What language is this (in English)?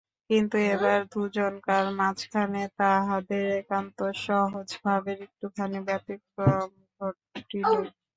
Bangla